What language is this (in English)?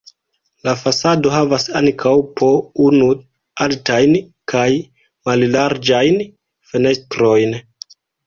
Esperanto